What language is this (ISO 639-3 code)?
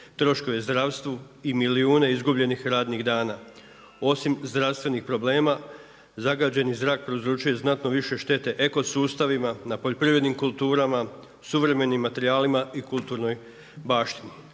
hrv